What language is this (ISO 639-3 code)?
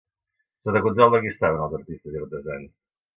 cat